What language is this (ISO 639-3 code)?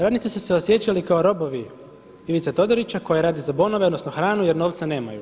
hrv